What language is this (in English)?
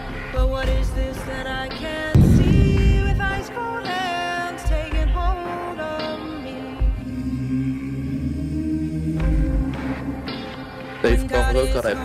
Dutch